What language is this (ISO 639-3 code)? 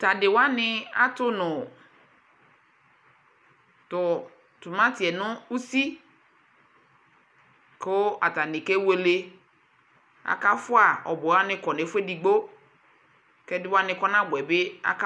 kpo